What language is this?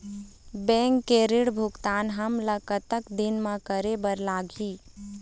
Chhattisgarhi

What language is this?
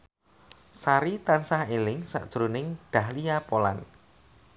Javanese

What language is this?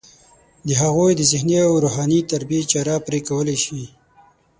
Pashto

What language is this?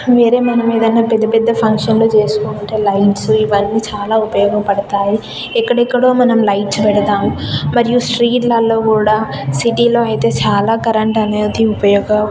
Telugu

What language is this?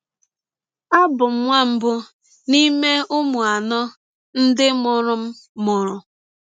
Igbo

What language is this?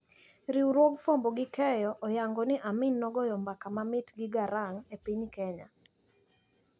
Luo (Kenya and Tanzania)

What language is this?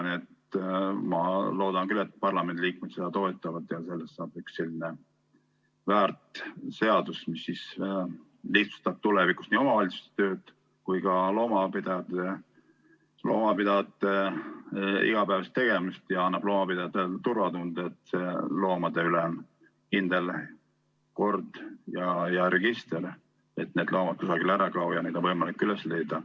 Estonian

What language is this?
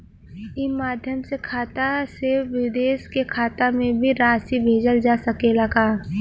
Bhojpuri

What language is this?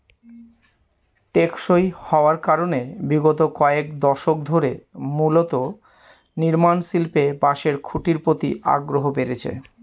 Bangla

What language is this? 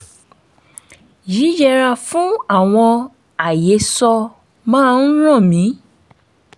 Yoruba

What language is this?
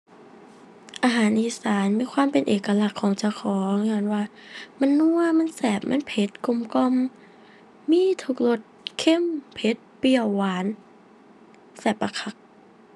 Thai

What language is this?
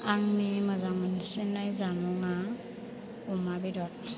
Bodo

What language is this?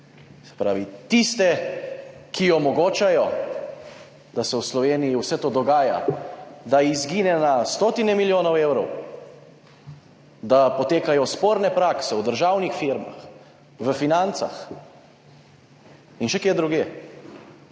Slovenian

